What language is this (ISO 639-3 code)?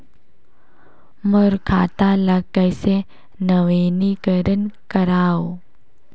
hne